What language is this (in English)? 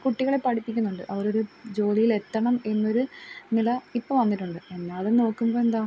Malayalam